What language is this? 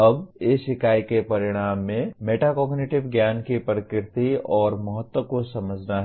Hindi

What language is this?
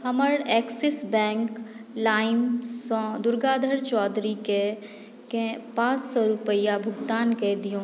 Maithili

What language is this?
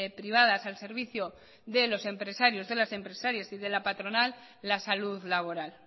Spanish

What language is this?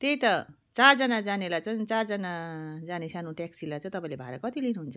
Nepali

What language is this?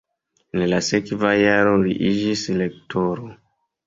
Esperanto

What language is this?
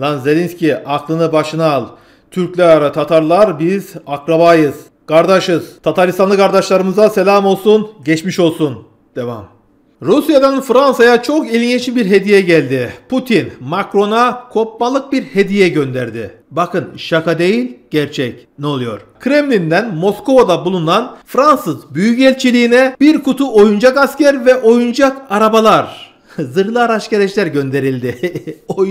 Turkish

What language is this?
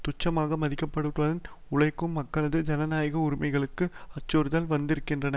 Tamil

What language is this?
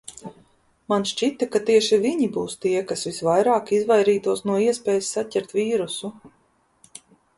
Latvian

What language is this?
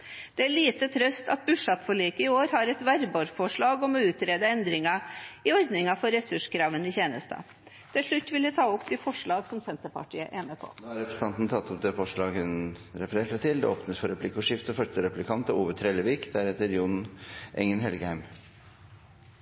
Norwegian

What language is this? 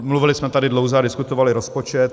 Czech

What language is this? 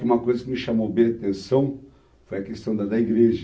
Portuguese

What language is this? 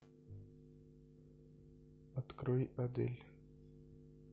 Russian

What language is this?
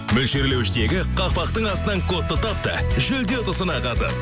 Kazakh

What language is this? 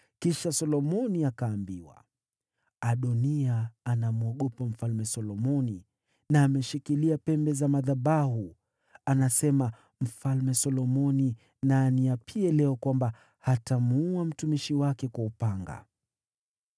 Swahili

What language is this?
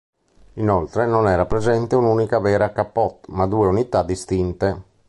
Italian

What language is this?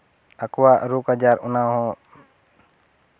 Santali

